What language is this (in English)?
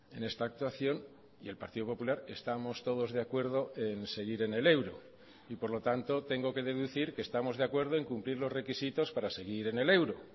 Spanish